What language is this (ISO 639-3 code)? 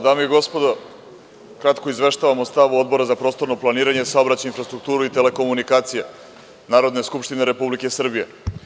srp